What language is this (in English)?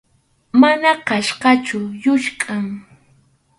Arequipa-La Unión Quechua